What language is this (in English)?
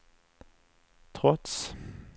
Swedish